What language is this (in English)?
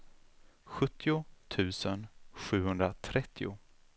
Swedish